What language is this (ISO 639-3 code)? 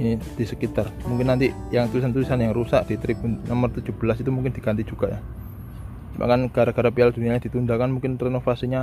ind